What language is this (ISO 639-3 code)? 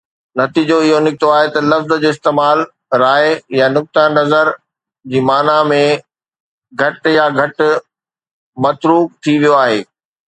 snd